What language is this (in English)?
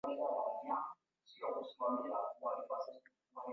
Swahili